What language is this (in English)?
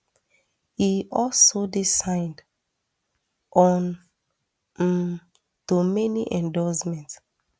Nigerian Pidgin